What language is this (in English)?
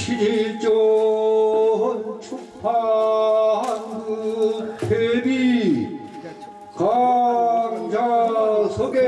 Korean